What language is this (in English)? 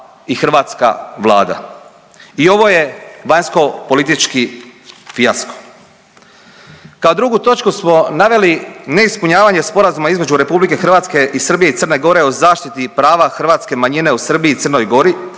Croatian